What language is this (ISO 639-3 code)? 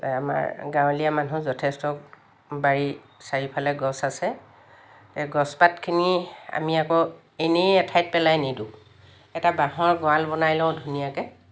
asm